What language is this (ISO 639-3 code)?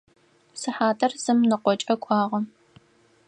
ady